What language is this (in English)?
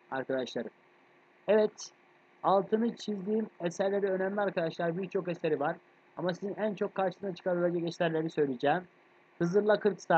Turkish